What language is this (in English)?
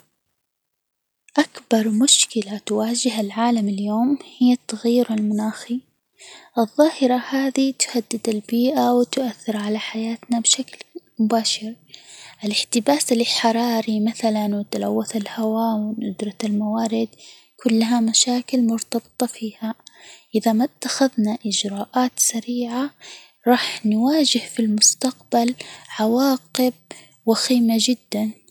Hijazi Arabic